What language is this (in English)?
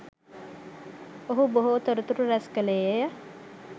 Sinhala